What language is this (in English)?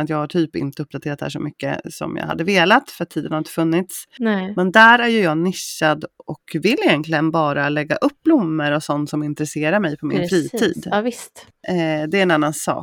Swedish